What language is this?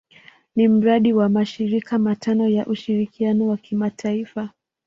Swahili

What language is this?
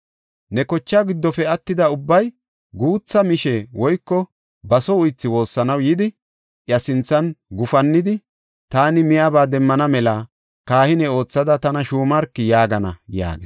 Gofa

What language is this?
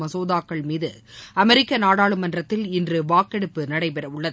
Tamil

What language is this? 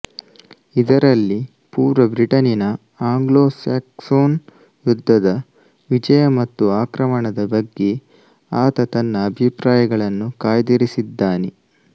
Kannada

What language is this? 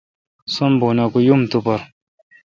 Kalkoti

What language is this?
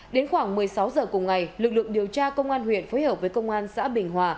Vietnamese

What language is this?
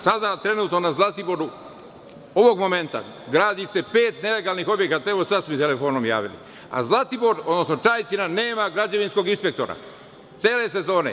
Serbian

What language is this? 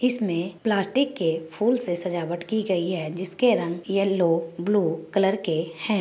Magahi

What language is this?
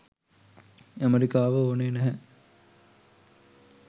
Sinhala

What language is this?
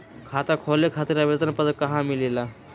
Magahi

